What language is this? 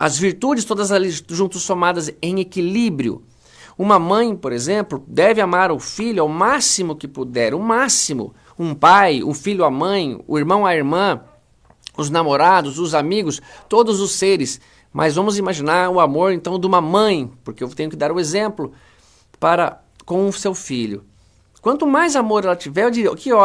Portuguese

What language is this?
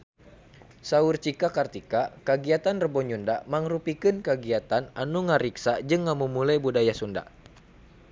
Sundanese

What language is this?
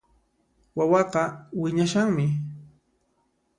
Puno Quechua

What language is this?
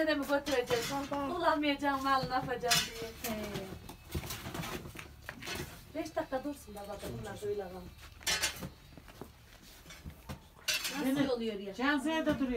Turkish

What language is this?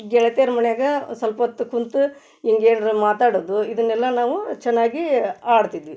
Kannada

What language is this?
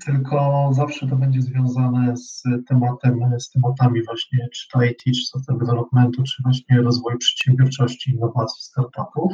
Polish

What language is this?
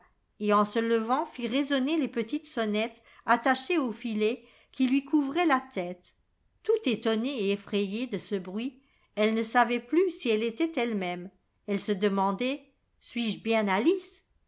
French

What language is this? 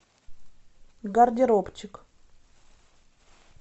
Russian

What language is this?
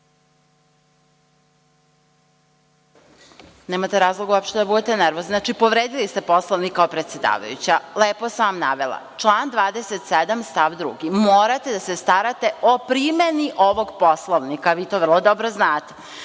Serbian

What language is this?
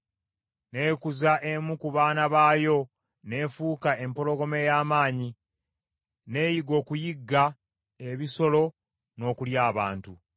Ganda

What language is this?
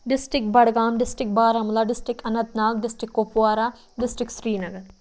Kashmiri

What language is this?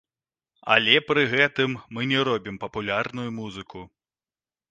Belarusian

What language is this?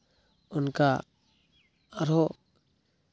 Santali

